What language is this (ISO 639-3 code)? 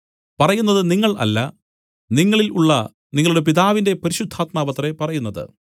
mal